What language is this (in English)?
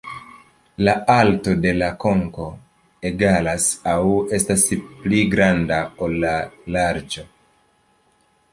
Esperanto